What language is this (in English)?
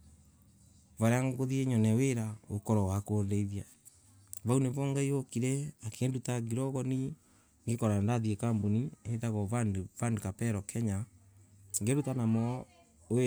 Embu